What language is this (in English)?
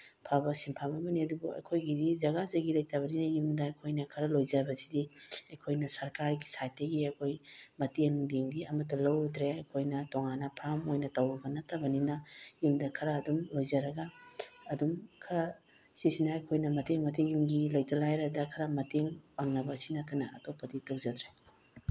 Manipuri